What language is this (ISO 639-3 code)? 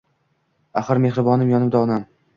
uzb